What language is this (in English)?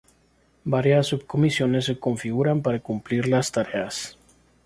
Spanish